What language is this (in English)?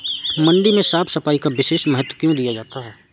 Hindi